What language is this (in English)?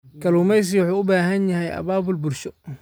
Somali